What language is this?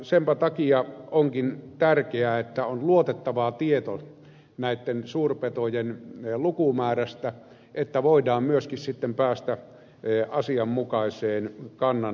Finnish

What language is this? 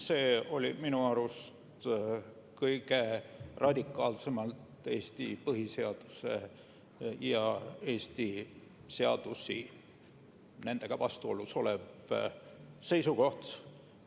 Estonian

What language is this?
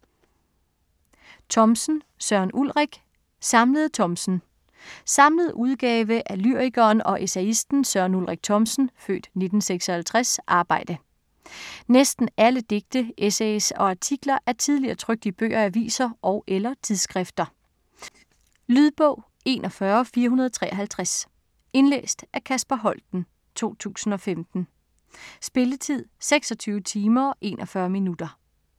Danish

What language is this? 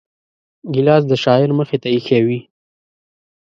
Pashto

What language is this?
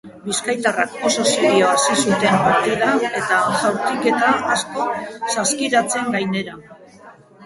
Basque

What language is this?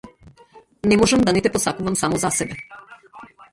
Macedonian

